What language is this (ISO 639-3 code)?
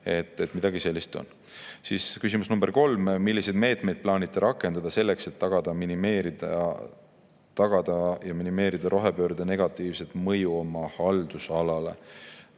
est